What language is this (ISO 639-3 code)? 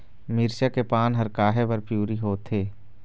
hne